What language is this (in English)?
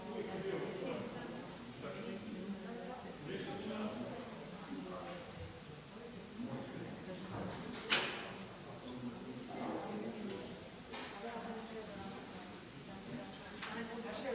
Croatian